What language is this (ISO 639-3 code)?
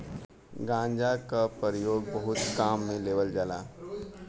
bho